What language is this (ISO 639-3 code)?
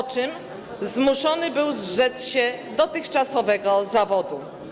pol